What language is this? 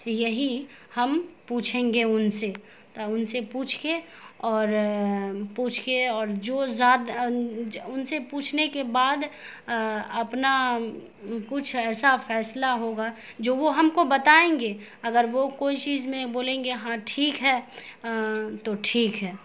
Urdu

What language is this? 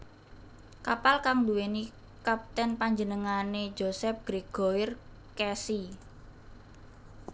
Javanese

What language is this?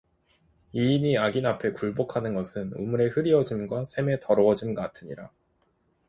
Korean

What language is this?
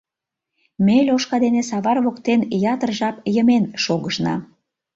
Mari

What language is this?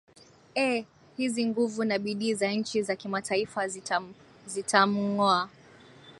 Swahili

